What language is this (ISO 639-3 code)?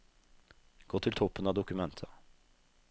nor